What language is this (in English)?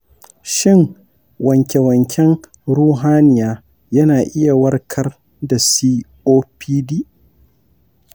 Hausa